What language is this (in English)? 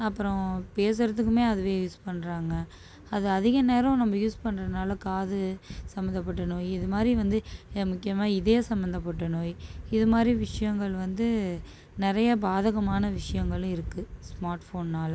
Tamil